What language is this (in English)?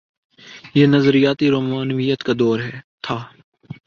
Urdu